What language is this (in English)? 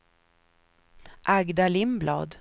Swedish